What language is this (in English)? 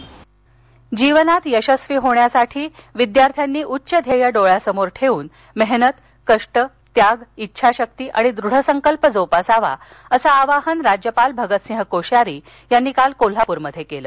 Marathi